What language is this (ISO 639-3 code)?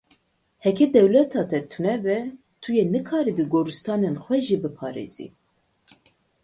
kur